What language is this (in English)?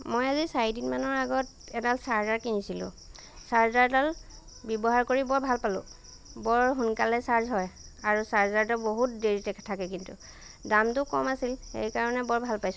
Assamese